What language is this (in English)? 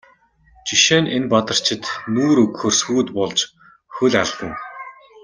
Mongolian